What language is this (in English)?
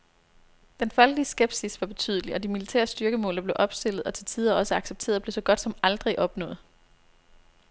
Danish